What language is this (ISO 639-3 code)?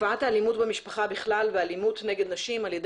heb